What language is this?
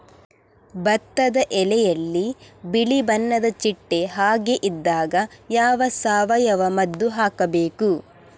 Kannada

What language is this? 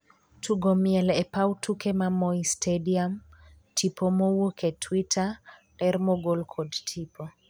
Luo (Kenya and Tanzania)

